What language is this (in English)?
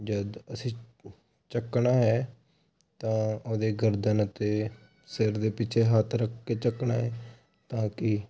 Punjabi